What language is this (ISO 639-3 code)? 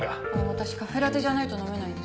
jpn